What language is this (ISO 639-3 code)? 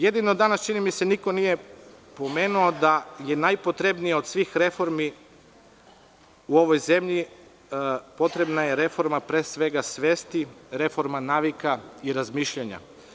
srp